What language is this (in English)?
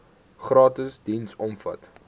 Afrikaans